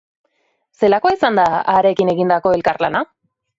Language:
Basque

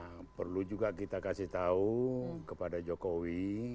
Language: Indonesian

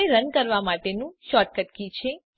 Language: Gujarati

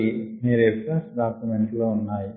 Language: Telugu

